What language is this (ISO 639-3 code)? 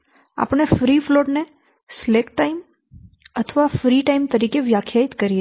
guj